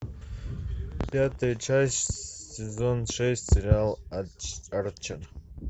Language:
Russian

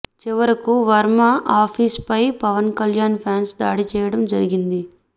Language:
Telugu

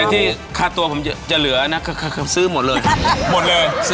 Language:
Thai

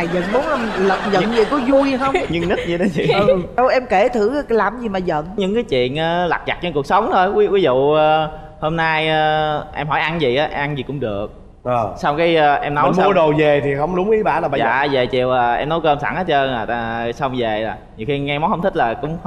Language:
Vietnamese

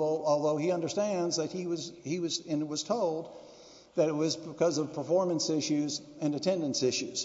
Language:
English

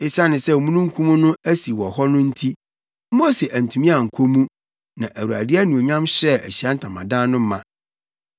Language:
Akan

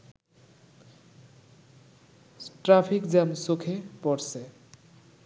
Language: Bangla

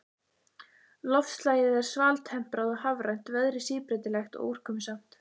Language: Icelandic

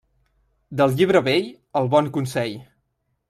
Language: Catalan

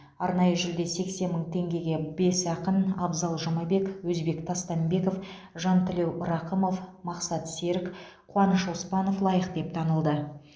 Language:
Kazakh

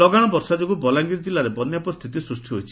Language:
Odia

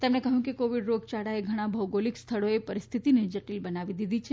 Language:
Gujarati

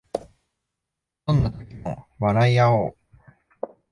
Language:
Japanese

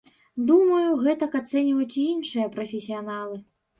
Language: Belarusian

